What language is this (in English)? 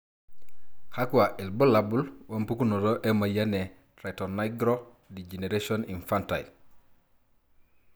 Masai